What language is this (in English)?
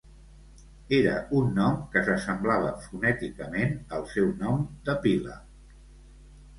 Catalan